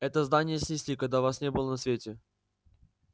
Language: Russian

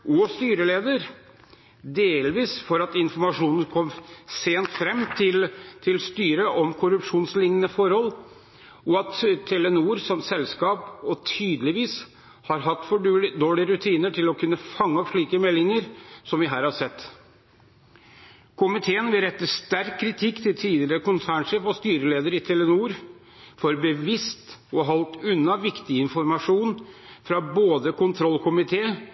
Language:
Norwegian Bokmål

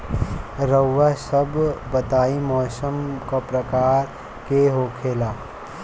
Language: Bhojpuri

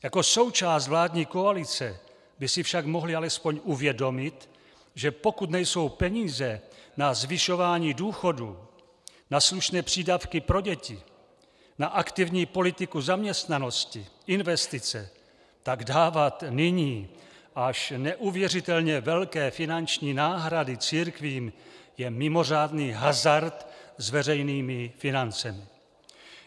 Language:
Czech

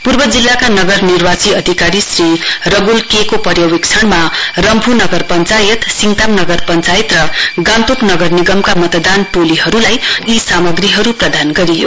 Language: Nepali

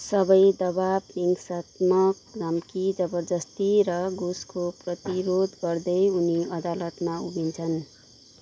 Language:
Nepali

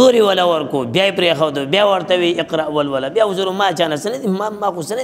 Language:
Arabic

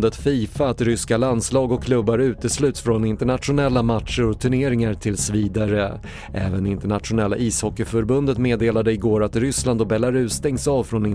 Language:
Swedish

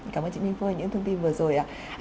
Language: Vietnamese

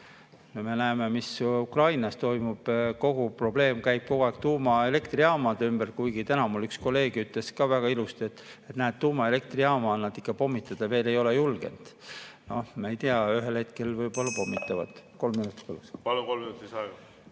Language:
Estonian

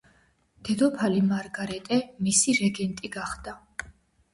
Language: Georgian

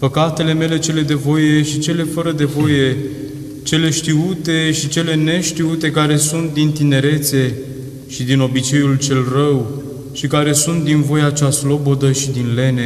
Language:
Romanian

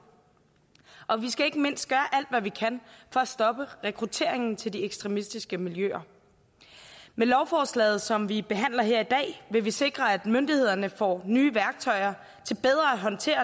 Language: Danish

